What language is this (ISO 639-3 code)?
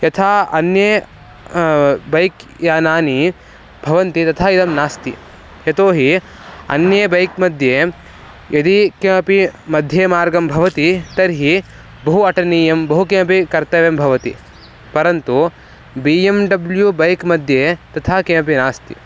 san